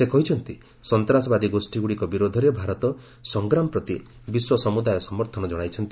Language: Odia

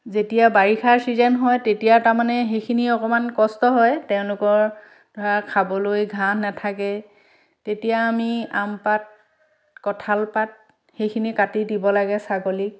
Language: Assamese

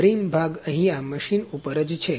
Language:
Gujarati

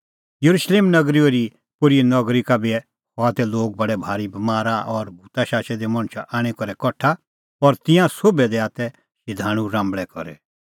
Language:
Kullu Pahari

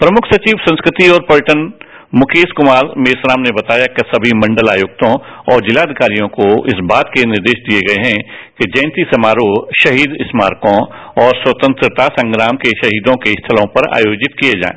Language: Hindi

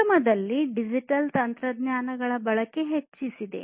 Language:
Kannada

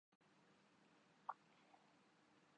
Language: Urdu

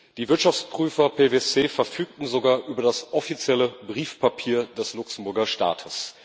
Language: German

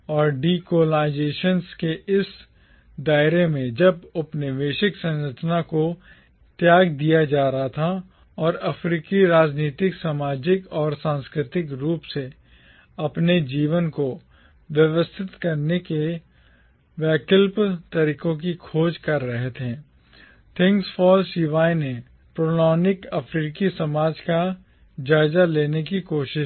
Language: Hindi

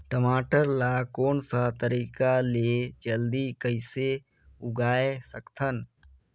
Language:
Chhattisgarhi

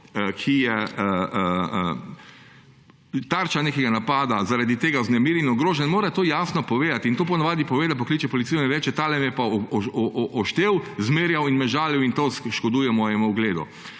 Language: Slovenian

